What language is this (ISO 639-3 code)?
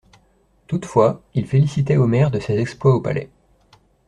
fra